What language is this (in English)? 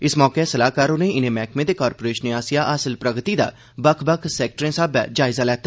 Dogri